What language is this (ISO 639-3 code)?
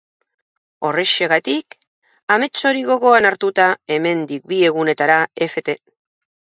eus